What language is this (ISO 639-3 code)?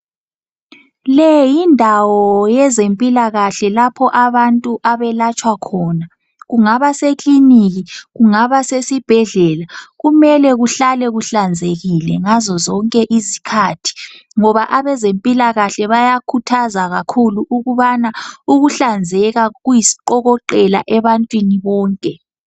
nde